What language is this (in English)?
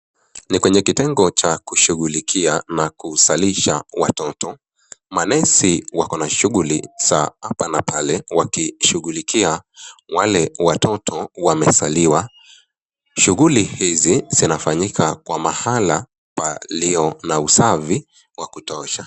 Swahili